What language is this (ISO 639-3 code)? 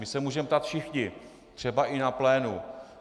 ces